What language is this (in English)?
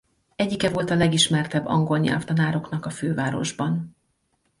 Hungarian